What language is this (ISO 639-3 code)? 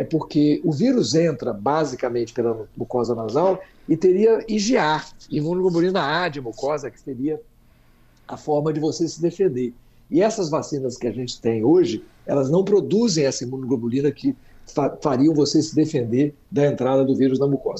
por